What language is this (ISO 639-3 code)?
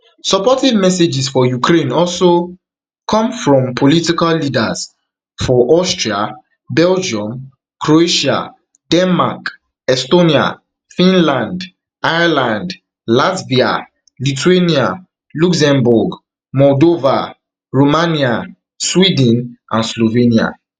pcm